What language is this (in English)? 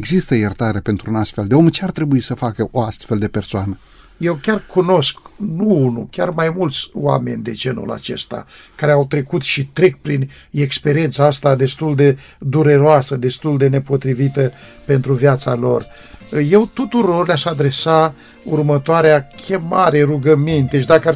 Romanian